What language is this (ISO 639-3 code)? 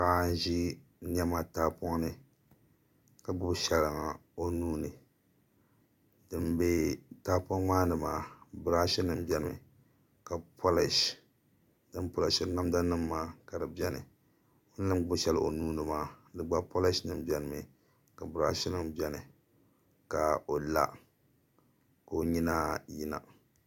dag